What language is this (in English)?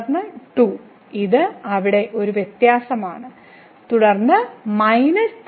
Malayalam